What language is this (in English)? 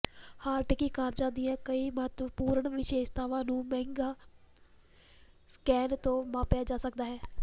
Punjabi